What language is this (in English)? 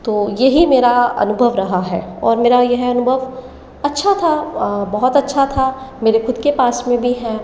Hindi